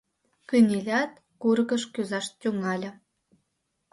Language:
Mari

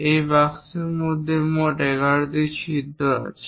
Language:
Bangla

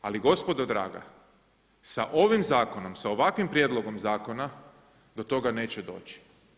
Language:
Croatian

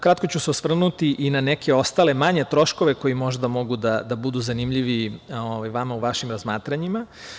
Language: Serbian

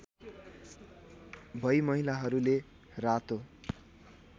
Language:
Nepali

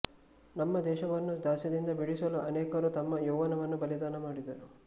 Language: Kannada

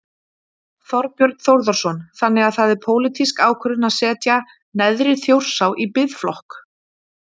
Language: Icelandic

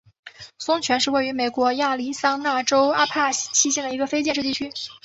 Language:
Chinese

